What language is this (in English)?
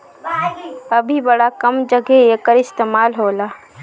Bhojpuri